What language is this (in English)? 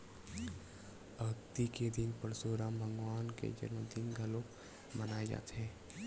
Chhattisgarhi